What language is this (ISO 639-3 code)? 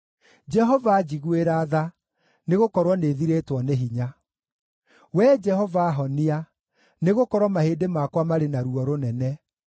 kik